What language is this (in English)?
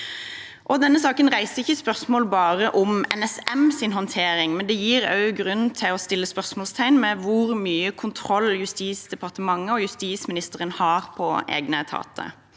Norwegian